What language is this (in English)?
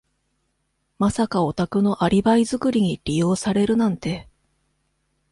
Japanese